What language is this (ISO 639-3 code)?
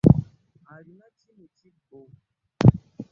lug